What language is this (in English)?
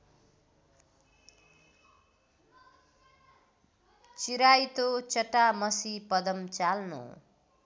Nepali